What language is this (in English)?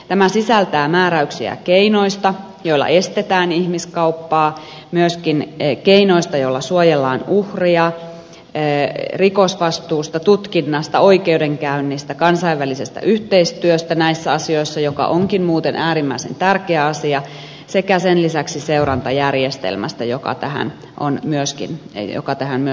Finnish